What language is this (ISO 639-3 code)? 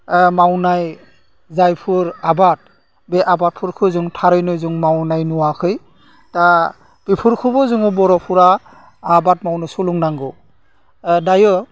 brx